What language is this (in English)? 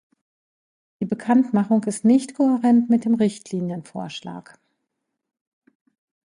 German